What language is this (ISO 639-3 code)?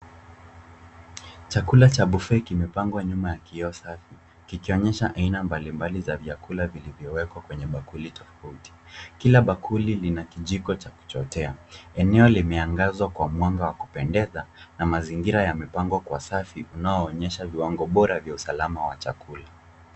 swa